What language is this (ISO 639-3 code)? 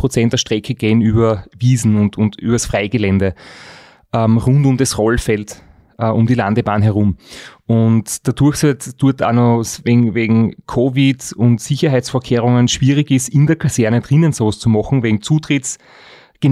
deu